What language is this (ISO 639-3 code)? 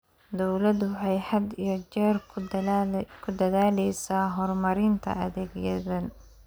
som